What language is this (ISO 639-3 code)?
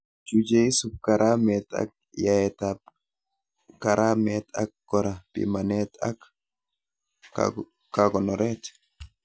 kln